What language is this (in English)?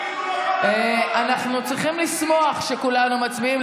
Hebrew